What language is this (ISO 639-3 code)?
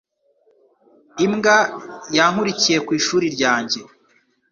kin